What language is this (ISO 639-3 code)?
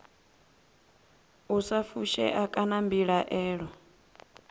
ven